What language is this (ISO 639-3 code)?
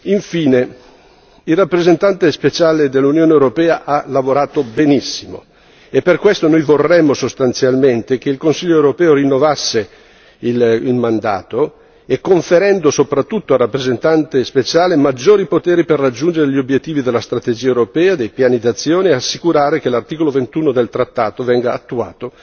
ita